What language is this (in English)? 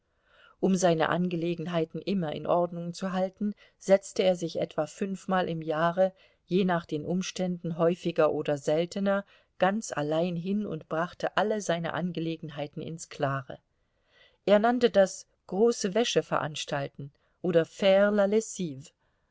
German